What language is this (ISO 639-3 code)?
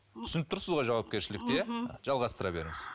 kaz